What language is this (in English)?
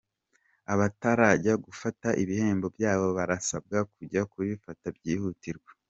Kinyarwanda